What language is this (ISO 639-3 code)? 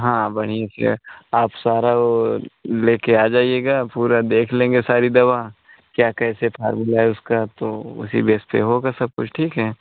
hin